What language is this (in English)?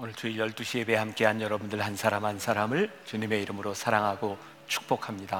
Korean